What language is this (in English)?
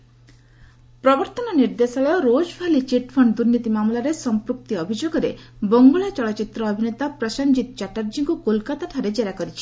Odia